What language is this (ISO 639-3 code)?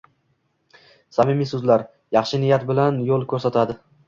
uzb